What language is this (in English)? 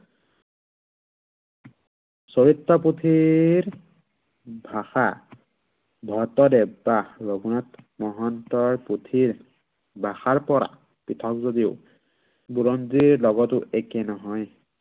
Assamese